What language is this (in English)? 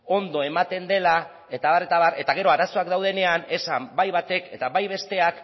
Basque